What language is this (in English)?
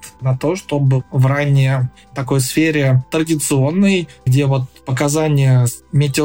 Russian